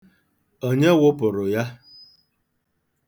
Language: Igbo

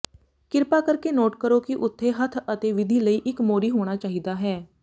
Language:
Punjabi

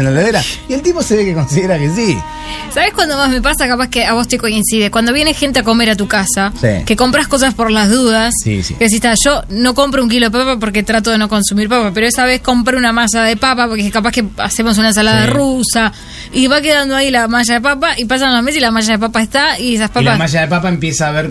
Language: Spanish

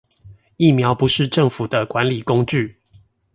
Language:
Chinese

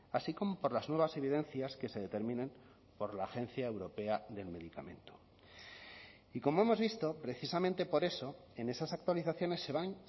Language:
Spanish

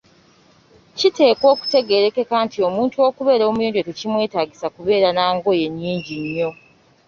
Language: Ganda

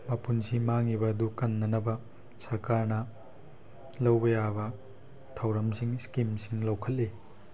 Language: Manipuri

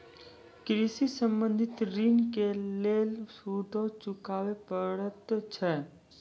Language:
Maithili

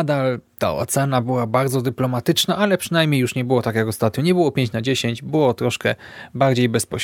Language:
Polish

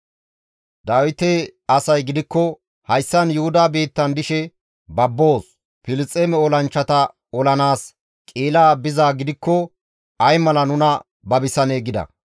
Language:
Gamo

